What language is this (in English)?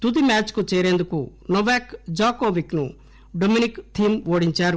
Telugu